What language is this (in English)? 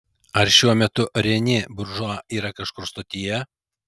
Lithuanian